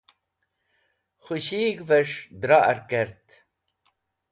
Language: Wakhi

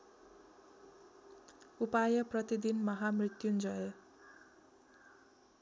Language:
Nepali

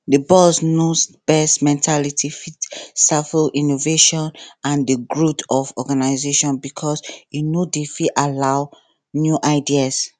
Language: Nigerian Pidgin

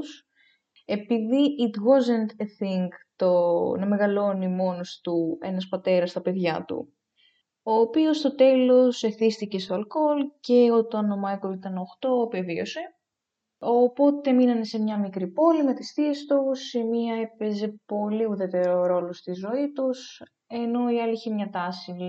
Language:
Greek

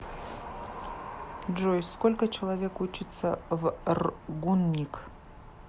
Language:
Russian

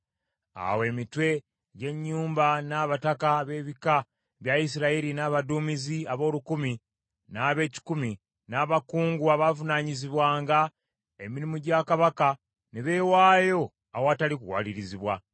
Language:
Ganda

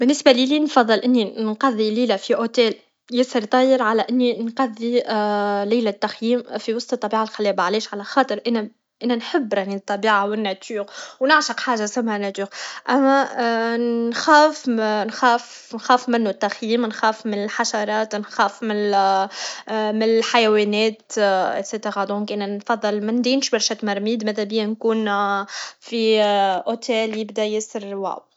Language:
Tunisian Arabic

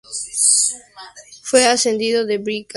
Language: Spanish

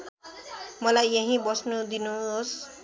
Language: Nepali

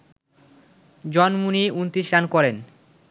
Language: Bangla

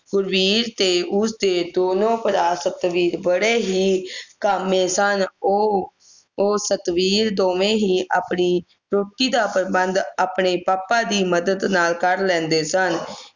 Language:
Punjabi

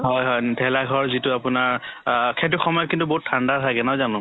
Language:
Assamese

